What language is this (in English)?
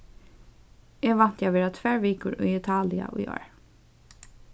Faroese